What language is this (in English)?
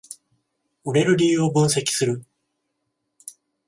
Japanese